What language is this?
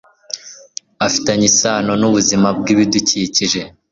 Kinyarwanda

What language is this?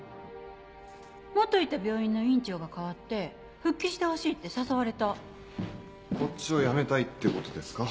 Japanese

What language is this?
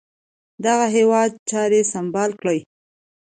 Pashto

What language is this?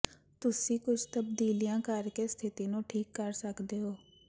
Punjabi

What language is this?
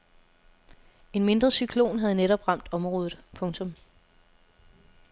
Danish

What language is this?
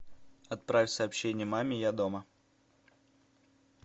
Russian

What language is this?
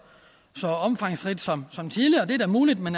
Danish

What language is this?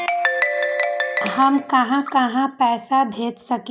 Magahi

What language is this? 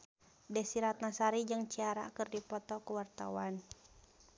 Sundanese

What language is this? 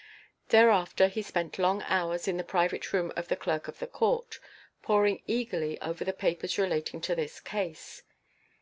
English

